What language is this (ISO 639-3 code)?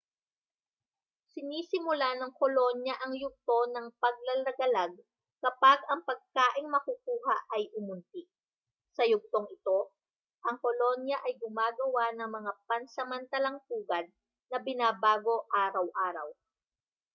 fil